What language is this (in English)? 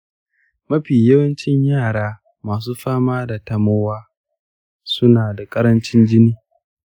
Hausa